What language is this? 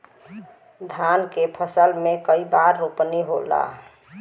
Bhojpuri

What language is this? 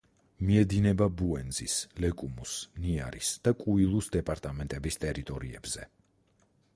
Georgian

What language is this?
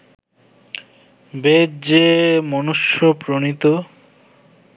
Bangla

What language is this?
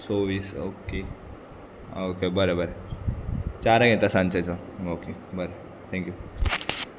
Konkani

